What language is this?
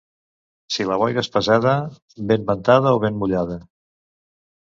Catalan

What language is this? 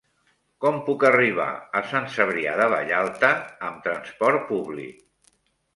Catalan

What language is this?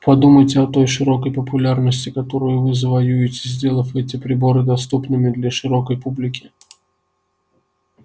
Russian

